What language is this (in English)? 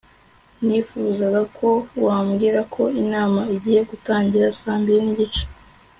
Kinyarwanda